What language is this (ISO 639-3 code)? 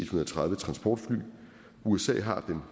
dan